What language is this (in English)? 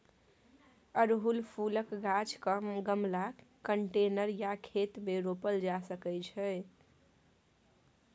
Maithili